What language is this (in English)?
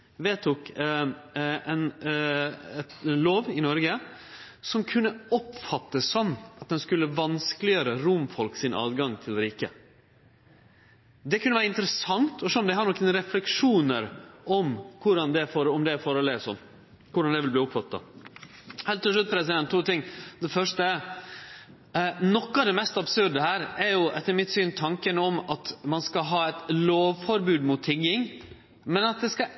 Norwegian Nynorsk